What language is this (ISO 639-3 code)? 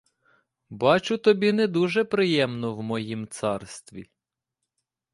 ukr